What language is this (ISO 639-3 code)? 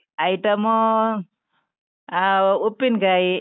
kan